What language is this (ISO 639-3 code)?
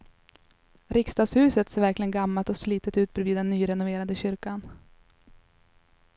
swe